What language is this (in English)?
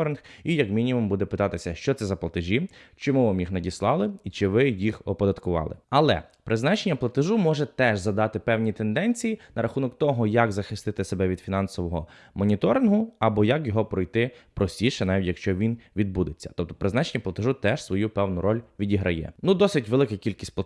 Ukrainian